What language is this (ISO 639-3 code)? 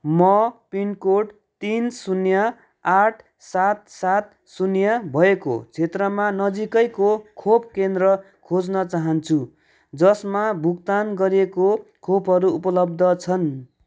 nep